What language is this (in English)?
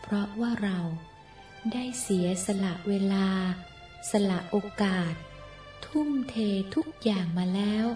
Thai